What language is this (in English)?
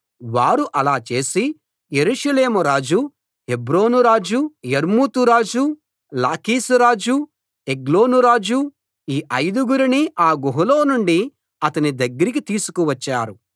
Telugu